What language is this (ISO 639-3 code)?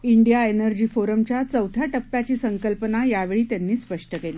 mar